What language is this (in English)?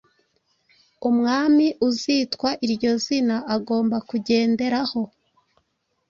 Kinyarwanda